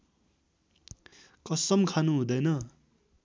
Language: Nepali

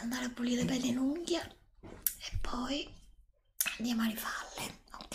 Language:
Italian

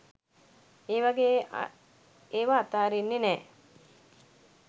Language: Sinhala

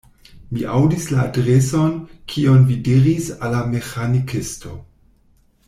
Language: Esperanto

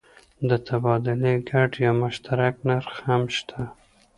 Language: Pashto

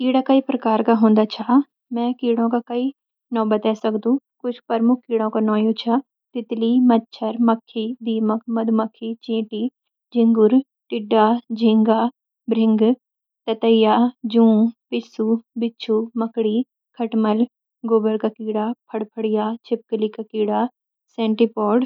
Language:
Garhwali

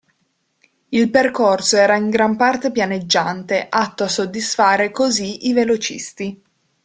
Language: Italian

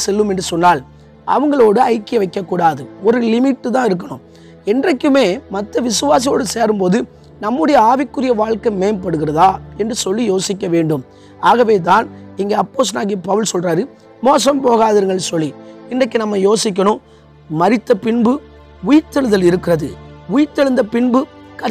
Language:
Tamil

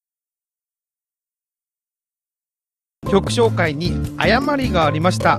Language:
Japanese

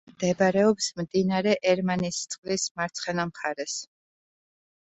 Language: Georgian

